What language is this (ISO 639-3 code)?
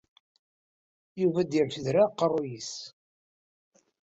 kab